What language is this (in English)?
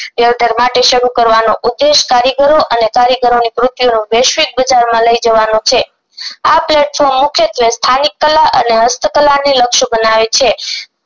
Gujarati